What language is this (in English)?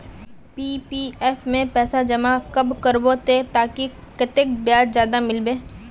Magahi